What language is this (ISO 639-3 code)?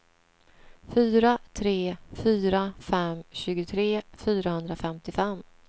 swe